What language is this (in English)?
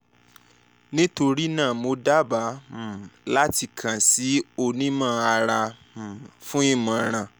Yoruba